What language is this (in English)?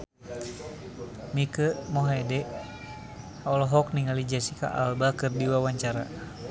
Sundanese